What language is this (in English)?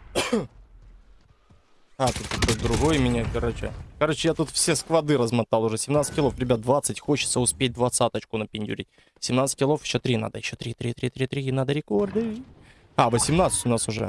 Russian